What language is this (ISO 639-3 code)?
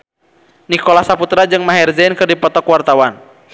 sun